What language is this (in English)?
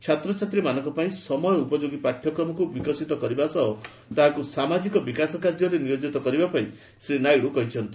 Odia